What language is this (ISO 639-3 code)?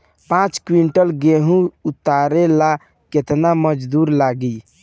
bho